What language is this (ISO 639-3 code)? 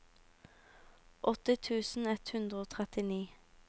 nor